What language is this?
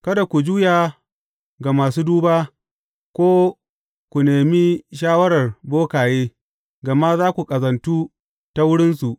Hausa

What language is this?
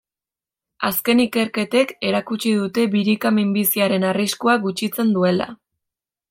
Basque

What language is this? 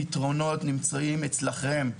Hebrew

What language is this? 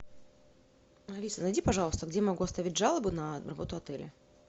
Russian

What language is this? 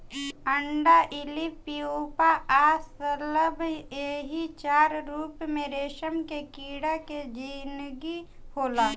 Bhojpuri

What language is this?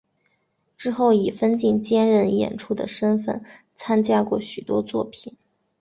Chinese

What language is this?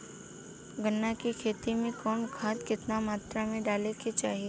Bhojpuri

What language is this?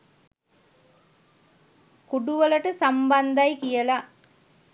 Sinhala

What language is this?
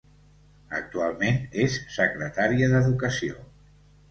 Catalan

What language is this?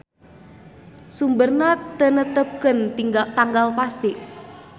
Sundanese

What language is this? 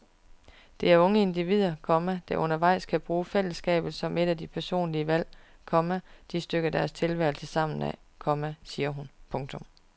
Danish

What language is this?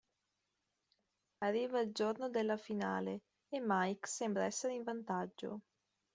Italian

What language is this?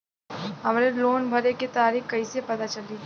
Bhojpuri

